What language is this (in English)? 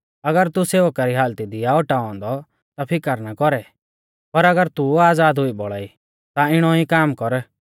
Mahasu Pahari